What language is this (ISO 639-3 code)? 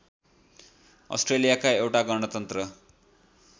nep